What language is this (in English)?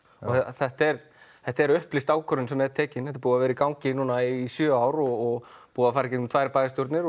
Icelandic